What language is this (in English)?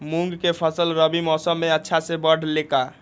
Magahi